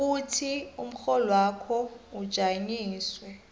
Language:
South Ndebele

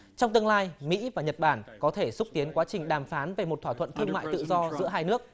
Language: Vietnamese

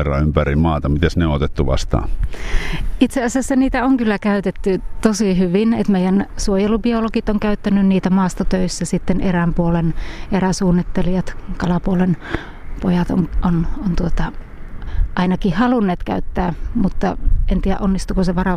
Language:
Finnish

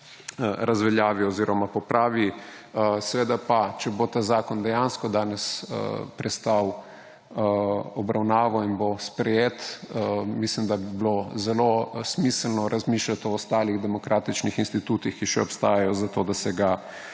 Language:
Slovenian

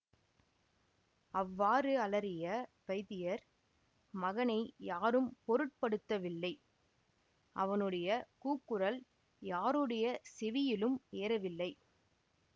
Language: Tamil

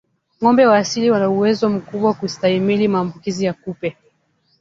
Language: Swahili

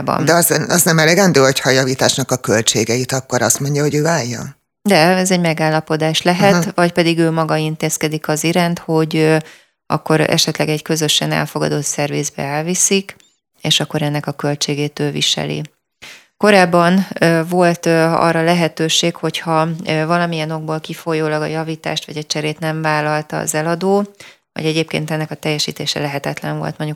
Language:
Hungarian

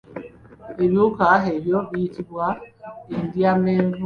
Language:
Ganda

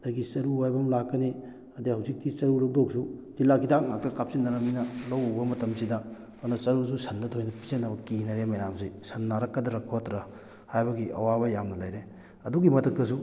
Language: Manipuri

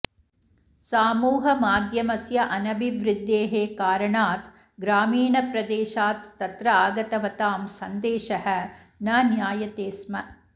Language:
Sanskrit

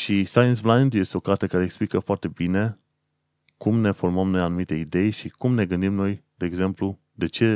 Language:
Romanian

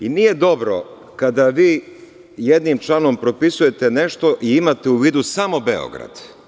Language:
Serbian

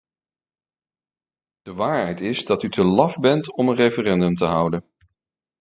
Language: Dutch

